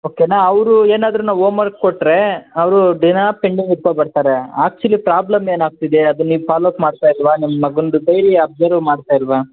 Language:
Kannada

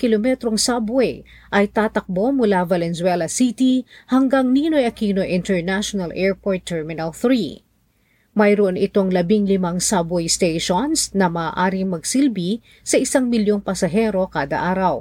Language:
Filipino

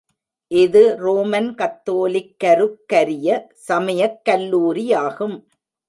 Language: Tamil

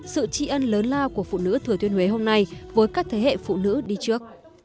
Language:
Vietnamese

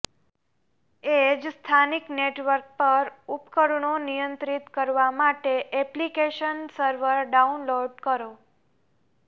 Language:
Gujarati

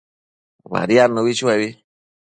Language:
Matsés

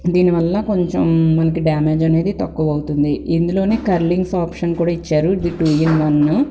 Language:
Telugu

